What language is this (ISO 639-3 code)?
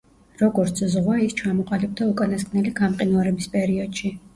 kat